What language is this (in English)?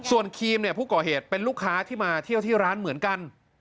Thai